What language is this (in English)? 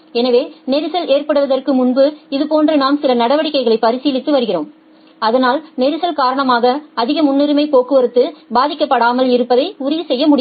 Tamil